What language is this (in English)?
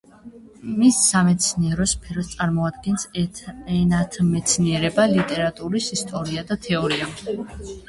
Georgian